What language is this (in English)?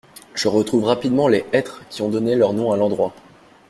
French